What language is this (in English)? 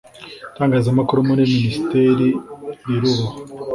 Kinyarwanda